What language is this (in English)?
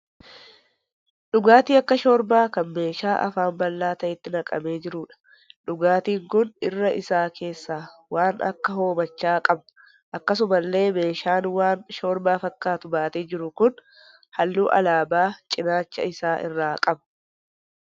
Oromo